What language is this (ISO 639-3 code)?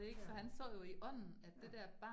dan